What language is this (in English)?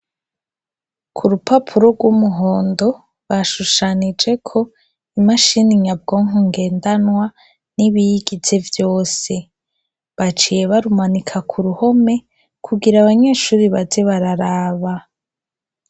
Rundi